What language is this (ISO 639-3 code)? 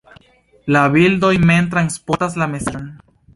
epo